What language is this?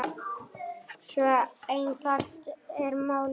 Icelandic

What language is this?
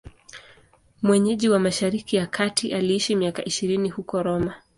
Swahili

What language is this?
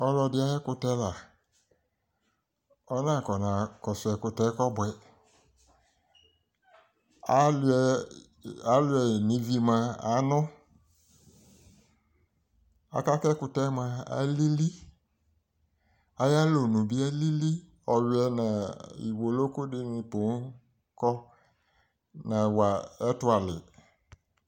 Ikposo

